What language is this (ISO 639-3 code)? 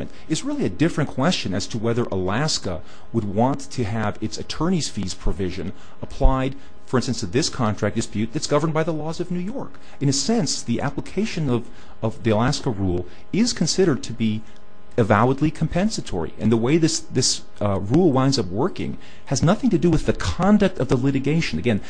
eng